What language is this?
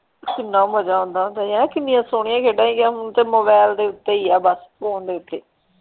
Punjabi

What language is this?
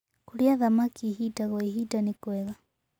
Kikuyu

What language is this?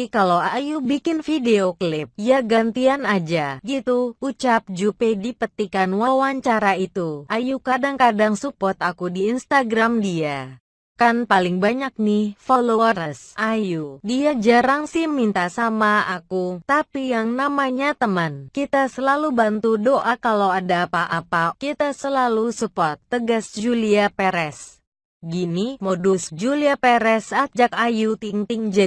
Indonesian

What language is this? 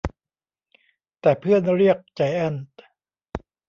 Thai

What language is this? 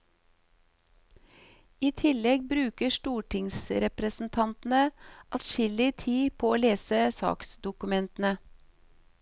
Norwegian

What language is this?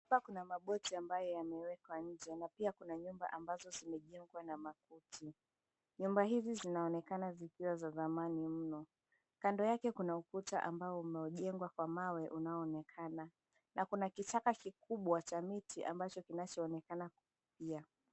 Swahili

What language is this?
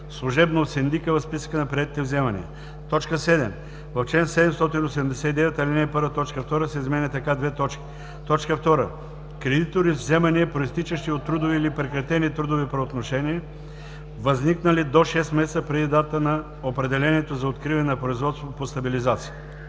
Bulgarian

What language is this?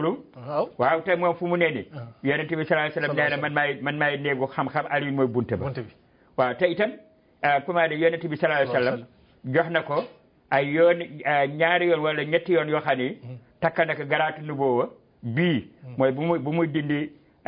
Turkish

